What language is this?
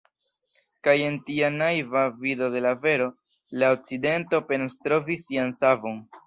Esperanto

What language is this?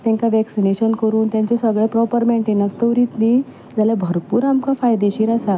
Konkani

